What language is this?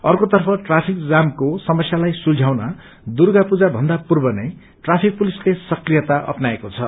Nepali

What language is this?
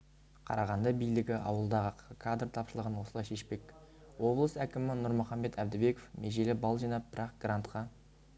Kazakh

